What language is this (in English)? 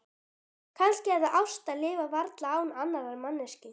Icelandic